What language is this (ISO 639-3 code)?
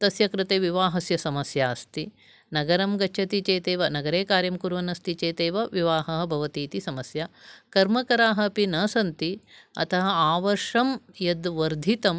san